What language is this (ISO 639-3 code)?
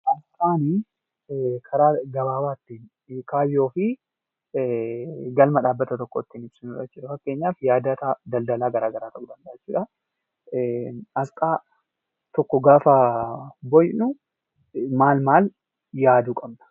orm